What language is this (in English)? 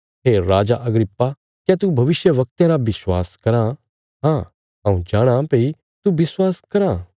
Bilaspuri